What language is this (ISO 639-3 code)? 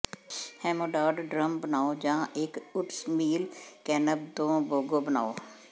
pan